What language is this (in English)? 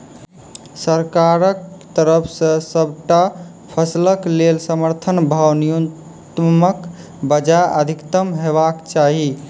Maithili